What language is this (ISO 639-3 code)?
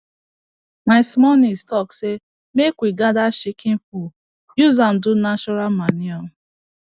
pcm